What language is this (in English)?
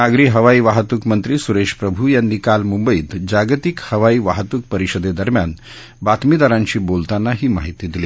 Marathi